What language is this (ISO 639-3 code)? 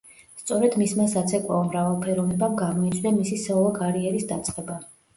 kat